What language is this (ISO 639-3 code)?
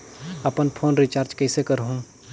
hne